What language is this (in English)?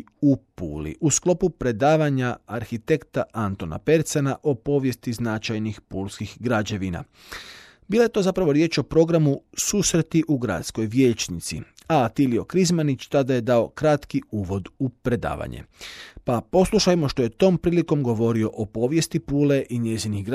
Croatian